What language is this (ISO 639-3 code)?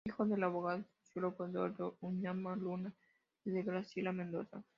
spa